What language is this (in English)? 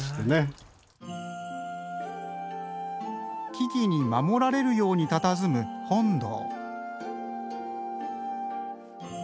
Japanese